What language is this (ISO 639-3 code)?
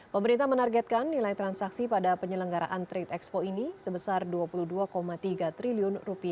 ind